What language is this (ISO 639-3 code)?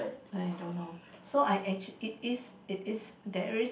eng